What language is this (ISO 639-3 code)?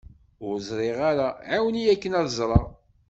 kab